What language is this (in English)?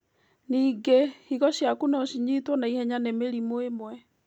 Kikuyu